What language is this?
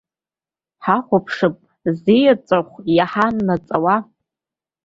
Abkhazian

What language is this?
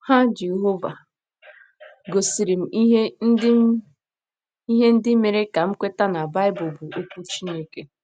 Igbo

